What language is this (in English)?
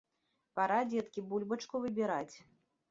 Belarusian